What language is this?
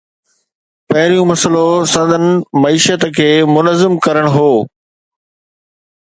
Sindhi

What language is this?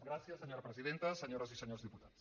Catalan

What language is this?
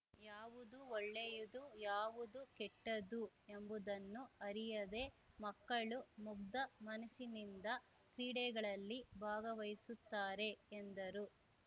Kannada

